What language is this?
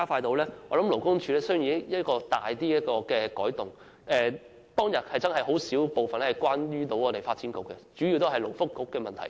Cantonese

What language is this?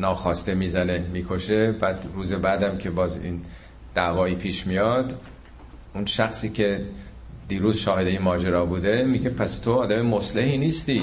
Persian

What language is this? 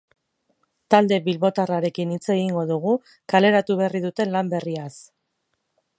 Basque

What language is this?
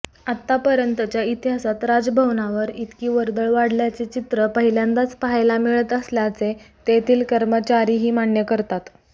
Marathi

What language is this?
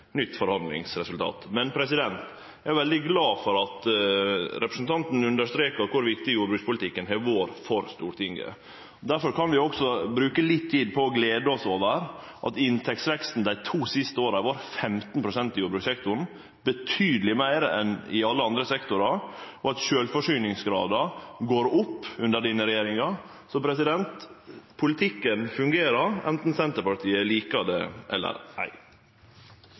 Norwegian Nynorsk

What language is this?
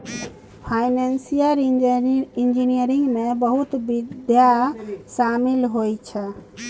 Maithili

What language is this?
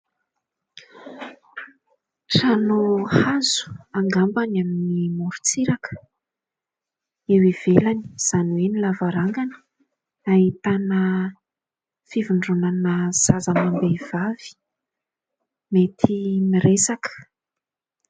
Malagasy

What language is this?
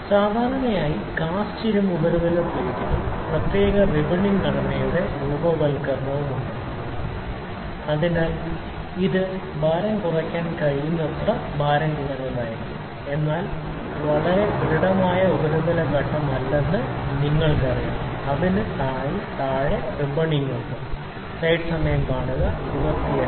Malayalam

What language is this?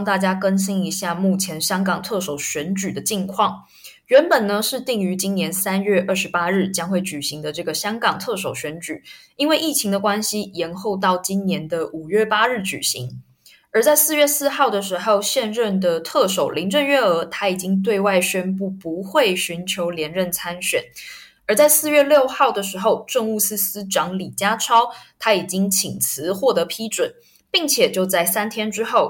Chinese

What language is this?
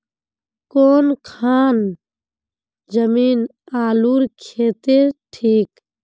Magahi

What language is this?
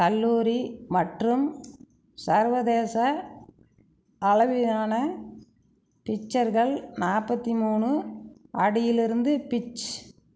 Tamil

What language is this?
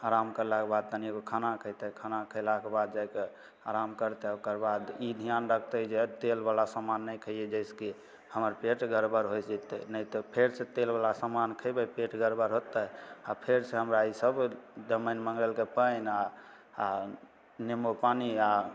Maithili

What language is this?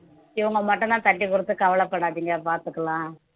Tamil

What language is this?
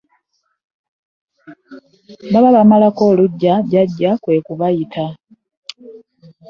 Ganda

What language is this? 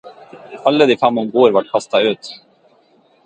Norwegian Bokmål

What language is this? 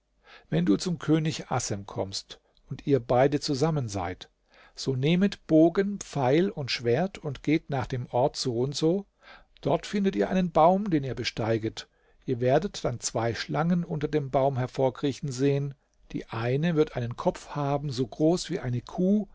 German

